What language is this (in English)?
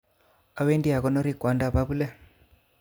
Kalenjin